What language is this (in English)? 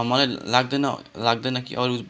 Nepali